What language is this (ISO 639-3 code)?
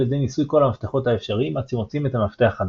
heb